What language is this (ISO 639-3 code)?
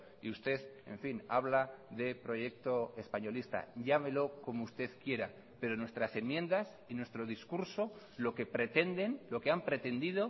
spa